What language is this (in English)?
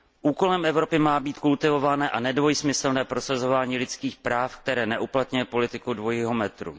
Czech